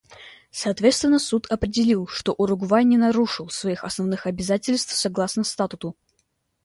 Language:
Russian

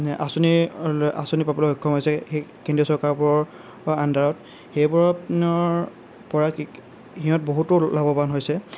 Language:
Assamese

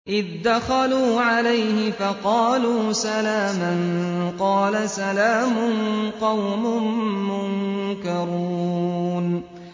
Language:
Arabic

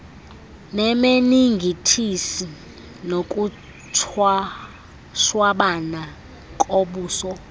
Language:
Xhosa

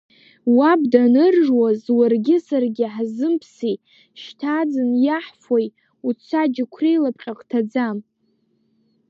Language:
Abkhazian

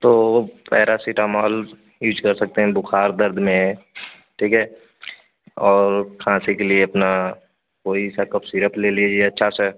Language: Hindi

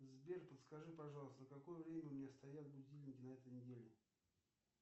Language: Russian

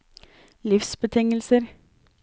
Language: Norwegian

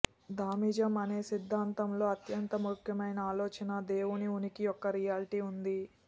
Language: Telugu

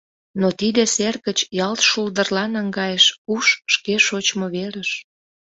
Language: Mari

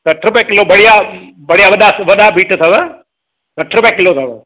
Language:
Sindhi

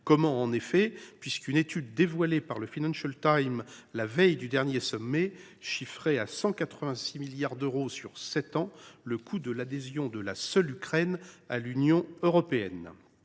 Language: French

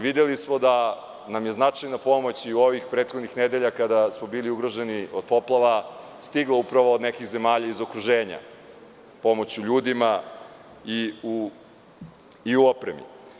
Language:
Serbian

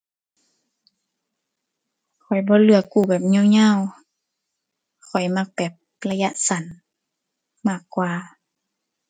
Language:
Thai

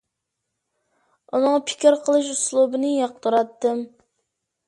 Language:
Uyghur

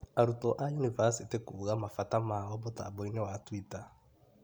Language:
Kikuyu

